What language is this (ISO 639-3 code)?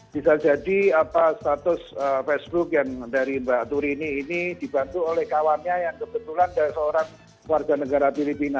ind